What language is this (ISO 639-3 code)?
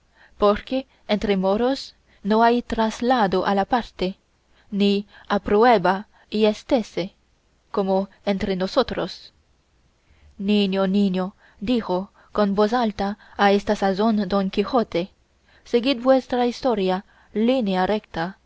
spa